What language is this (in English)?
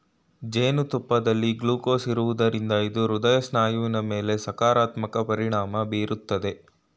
Kannada